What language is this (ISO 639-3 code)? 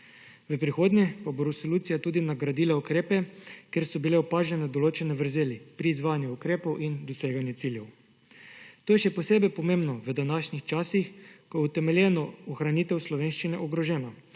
slv